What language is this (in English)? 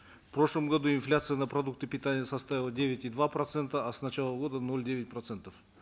Kazakh